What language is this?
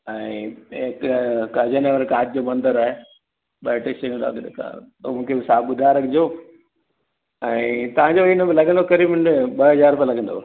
Sindhi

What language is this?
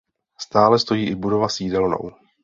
Czech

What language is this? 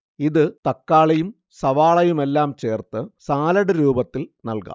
Malayalam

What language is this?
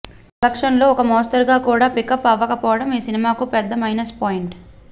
Telugu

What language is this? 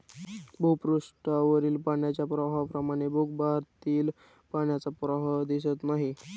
Marathi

